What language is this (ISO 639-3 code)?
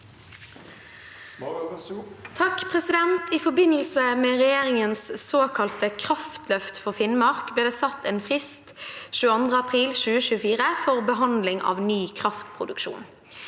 nor